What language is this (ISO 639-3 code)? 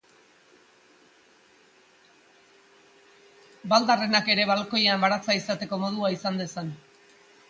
eus